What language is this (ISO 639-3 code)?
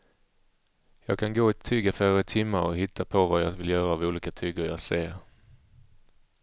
swe